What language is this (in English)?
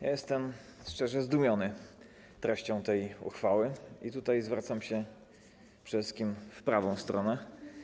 Polish